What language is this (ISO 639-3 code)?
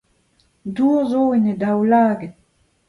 bre